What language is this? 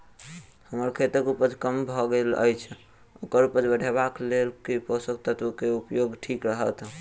Maithili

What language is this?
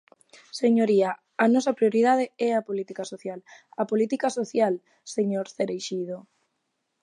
Galician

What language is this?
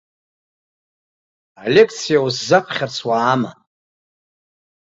Abkhazian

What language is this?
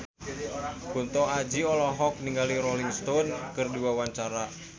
Sundanese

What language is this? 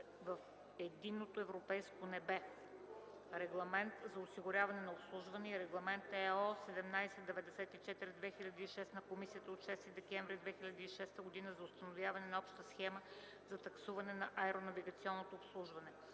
Bulgarian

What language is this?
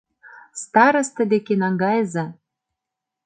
Mari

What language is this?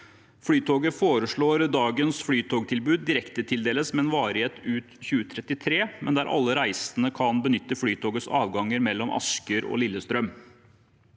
Norwegian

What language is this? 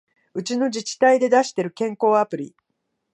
Japanese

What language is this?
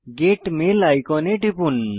Bangla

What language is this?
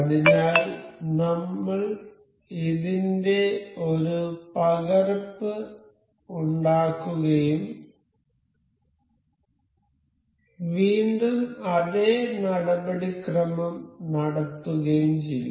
Malayalam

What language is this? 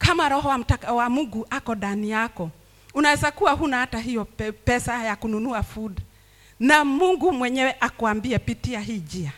Swahili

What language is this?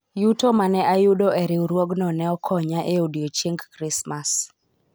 Luo (Kenya and Tanzania)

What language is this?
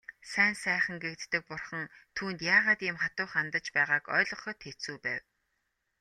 Mongolian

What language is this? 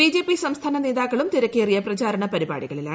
Malayalam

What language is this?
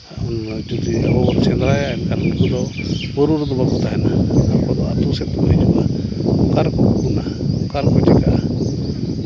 Santali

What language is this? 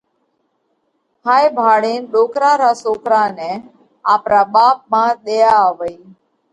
Parkari Koli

